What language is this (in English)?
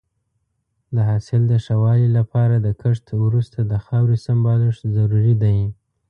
Pashto